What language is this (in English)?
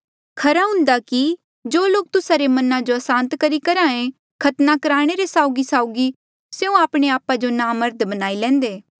Mandeali